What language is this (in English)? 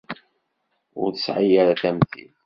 Kabyle